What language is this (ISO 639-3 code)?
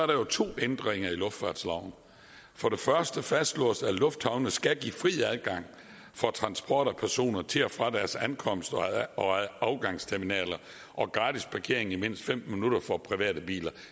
dan